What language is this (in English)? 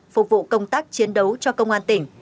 Vietnamese